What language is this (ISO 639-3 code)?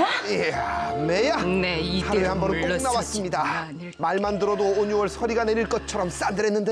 kor